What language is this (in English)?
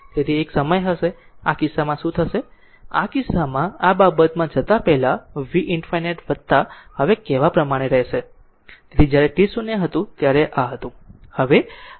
Gujarati